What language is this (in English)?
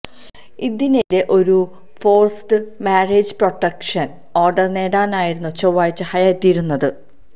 Malayalam